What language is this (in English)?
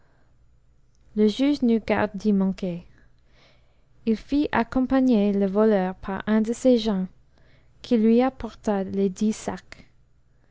French